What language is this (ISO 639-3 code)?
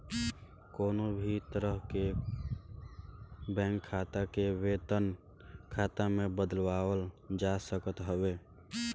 bho